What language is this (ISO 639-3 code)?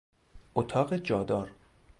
fas